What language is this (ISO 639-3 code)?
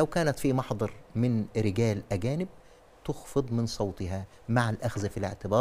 ara